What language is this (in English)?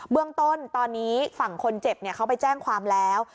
Thai